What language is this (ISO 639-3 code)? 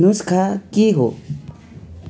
nep